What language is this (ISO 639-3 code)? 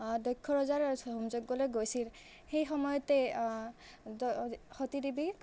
asm